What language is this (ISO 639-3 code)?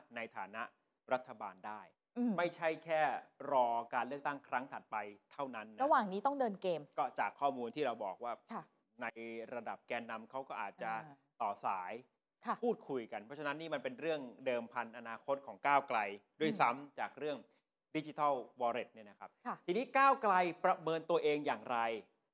tha